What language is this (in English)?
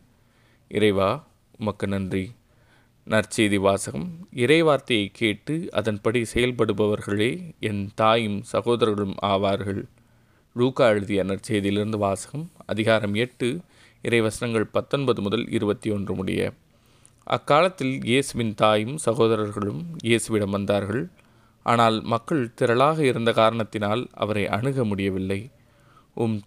Tamil